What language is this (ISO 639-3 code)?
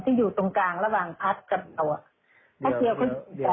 tha